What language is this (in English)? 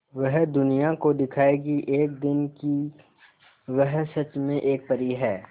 Hindi